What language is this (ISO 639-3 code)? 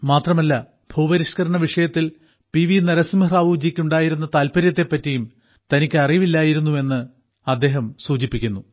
mal